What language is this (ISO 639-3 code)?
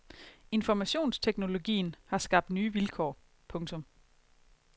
dan